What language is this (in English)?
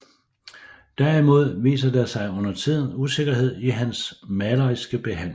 Danish